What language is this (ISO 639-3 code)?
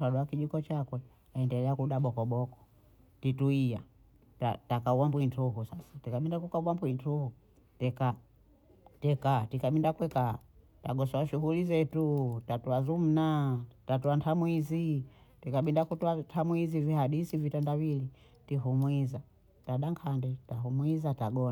bou